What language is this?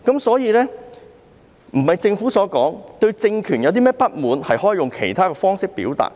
Cantonese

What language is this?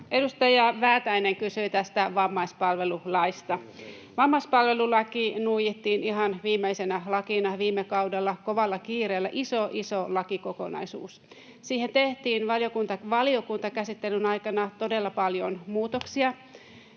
Finnish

